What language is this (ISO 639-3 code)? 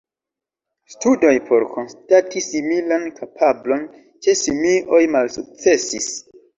epo